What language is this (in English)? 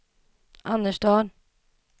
Swedish